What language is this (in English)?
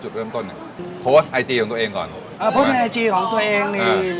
Thai